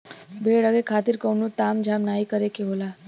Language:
Bhojpuri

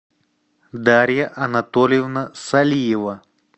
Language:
Russian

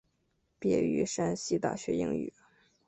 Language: Chinese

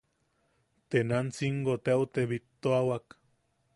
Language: Yaqui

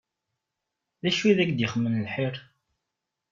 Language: Kabyle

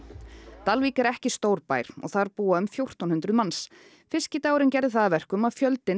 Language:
Icelandic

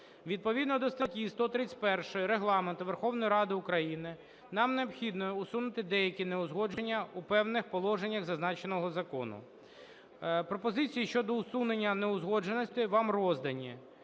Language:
Ukrainian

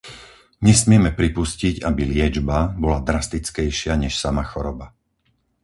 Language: Slovak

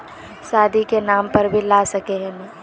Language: Magahi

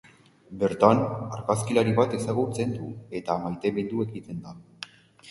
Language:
Basque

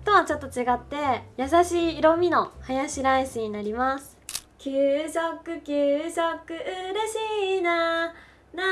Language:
Japanese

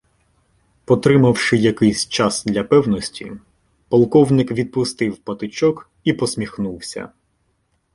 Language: Ukrainian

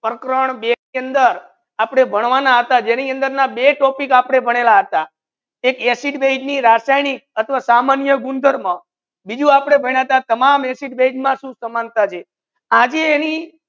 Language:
Gujarati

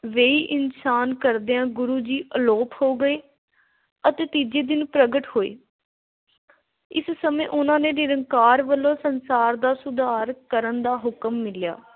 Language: Punjabi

